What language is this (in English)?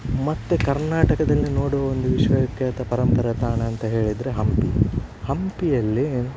Kannada